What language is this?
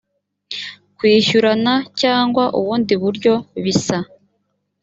Kinyarwanda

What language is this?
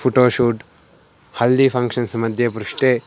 Sanskrit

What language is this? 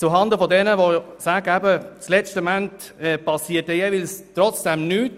Swiss German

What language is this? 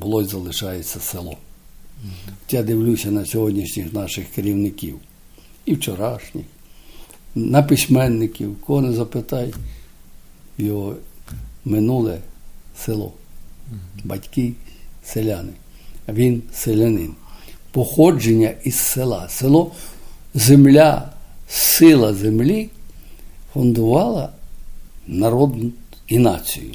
Ukrainian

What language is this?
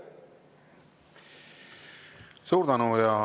Estonian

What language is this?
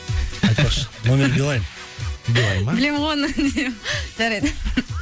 Kazakh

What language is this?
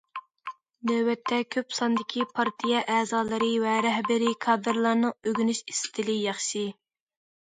Uyghur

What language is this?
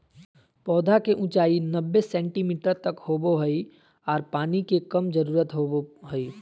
Magahi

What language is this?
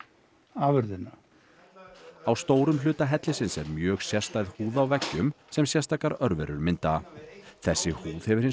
Icelandic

